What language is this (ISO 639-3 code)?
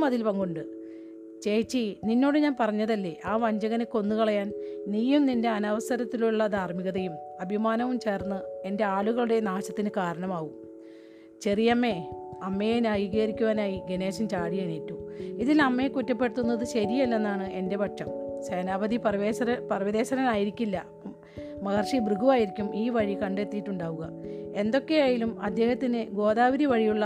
mal